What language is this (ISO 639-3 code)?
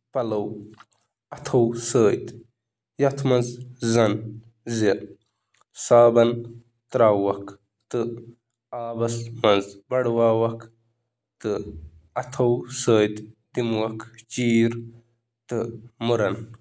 kas